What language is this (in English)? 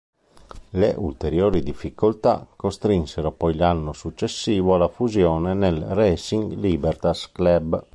Italian